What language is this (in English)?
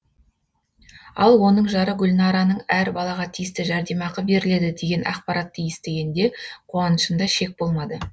Kazakh